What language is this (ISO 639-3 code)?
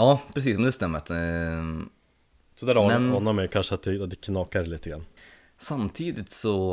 swe